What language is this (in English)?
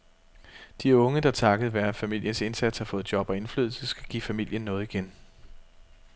Danish